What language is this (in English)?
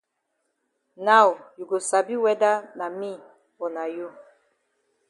Cameroon Pidgin